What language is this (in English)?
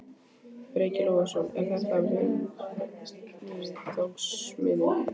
Icelandic